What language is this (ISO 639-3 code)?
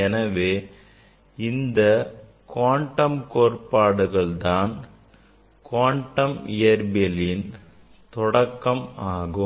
tam